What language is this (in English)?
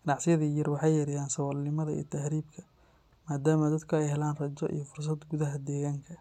Somali